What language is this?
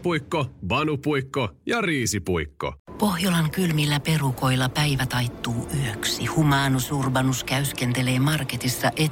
Finnish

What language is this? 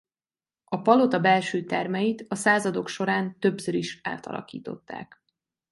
Hungarian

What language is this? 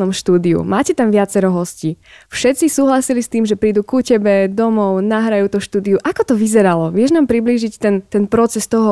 Slovak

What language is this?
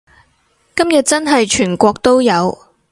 Cantonese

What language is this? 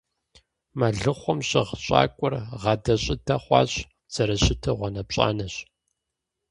Kabardian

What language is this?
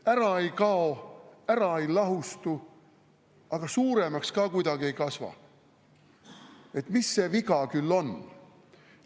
Estonian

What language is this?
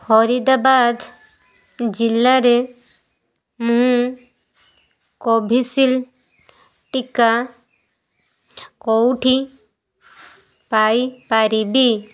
Odia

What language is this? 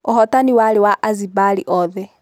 Kikuyu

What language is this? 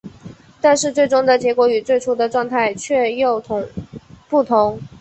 Chinese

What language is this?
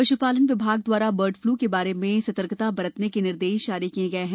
Hindi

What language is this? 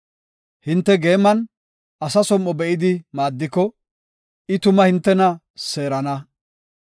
Gofa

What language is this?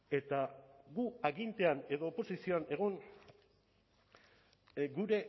Basque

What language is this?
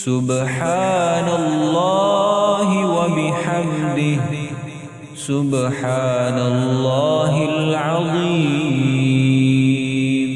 Arabic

